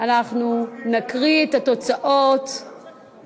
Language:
Hebrew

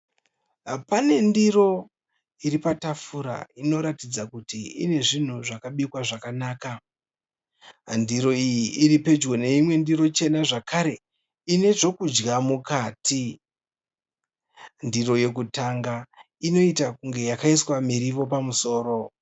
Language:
Shona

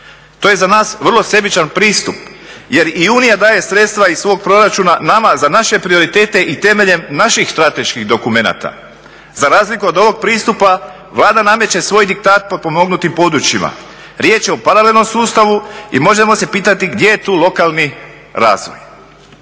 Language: Croatian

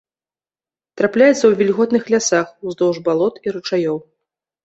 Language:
Belarusian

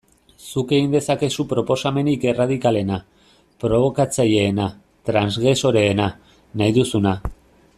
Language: Basque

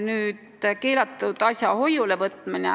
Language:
Estonian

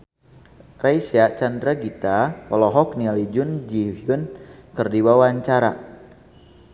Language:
Sundanese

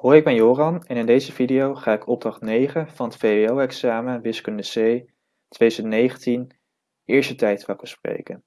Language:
Dutch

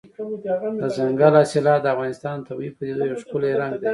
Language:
Pashto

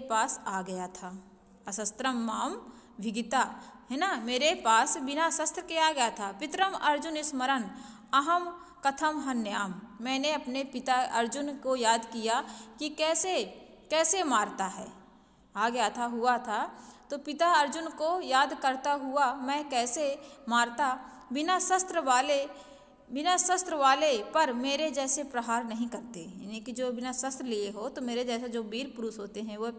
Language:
Hindi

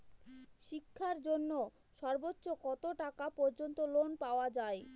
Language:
Bangla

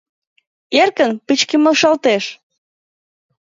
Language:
Mari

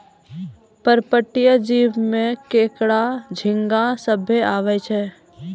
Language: Maithili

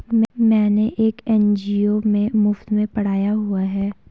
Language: Hindi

